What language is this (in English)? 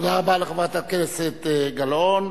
Hebrew